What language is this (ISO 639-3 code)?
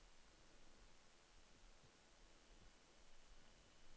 nor